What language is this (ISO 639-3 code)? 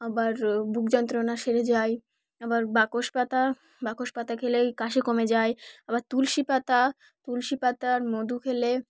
ben